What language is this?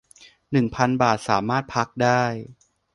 Thai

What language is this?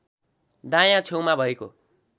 Nepali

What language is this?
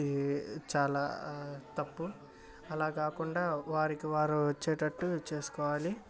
Telugu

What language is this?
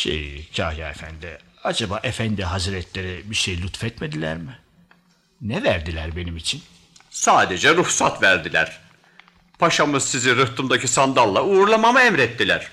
Turkish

